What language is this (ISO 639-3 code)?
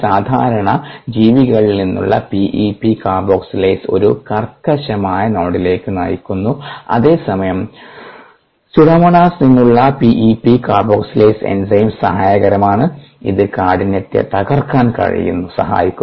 mal